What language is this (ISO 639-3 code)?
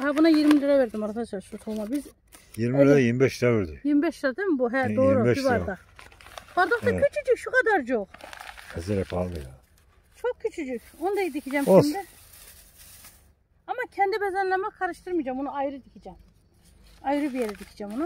tur